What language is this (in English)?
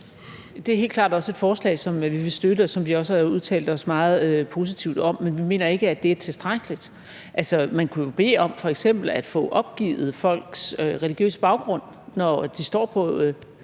Danish